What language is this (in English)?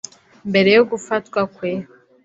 Kinyarwanda